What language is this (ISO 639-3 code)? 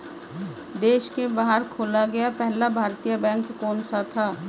hin